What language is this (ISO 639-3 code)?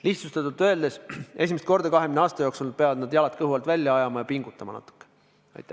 est